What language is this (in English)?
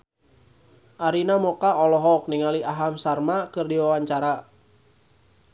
Sundanese